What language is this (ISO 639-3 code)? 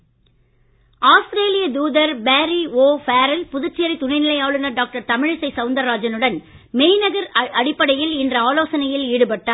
tam